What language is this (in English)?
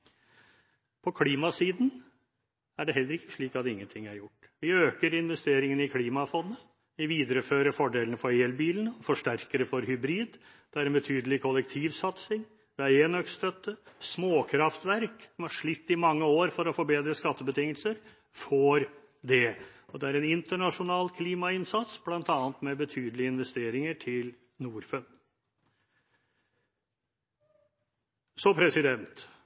Norwegian Bokmål